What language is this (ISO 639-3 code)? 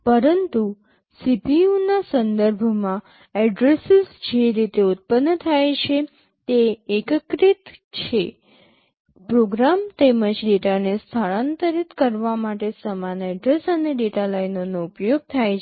guj